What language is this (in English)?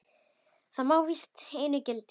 Icelandic